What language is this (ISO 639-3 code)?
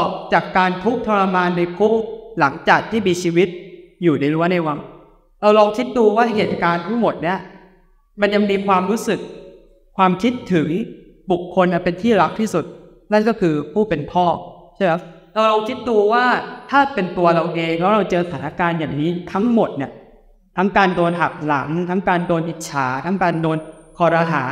tha